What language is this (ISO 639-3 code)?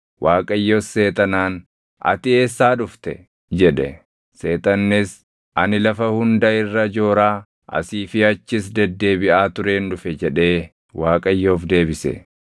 orm